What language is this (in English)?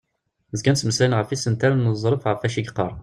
Kabyle